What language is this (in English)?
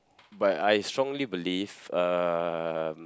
English